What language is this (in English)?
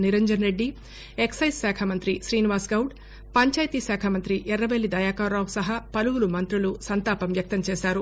Telugu